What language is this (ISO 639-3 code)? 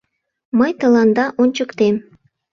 chm